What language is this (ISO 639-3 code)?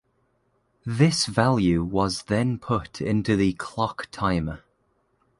eng